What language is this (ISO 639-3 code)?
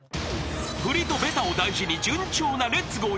jpn